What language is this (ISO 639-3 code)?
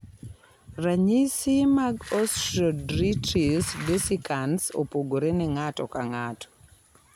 luo